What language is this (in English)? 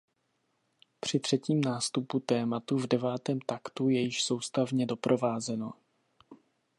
Czech